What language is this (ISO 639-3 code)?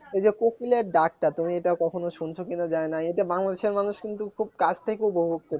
ben